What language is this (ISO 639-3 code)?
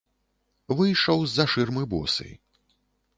bel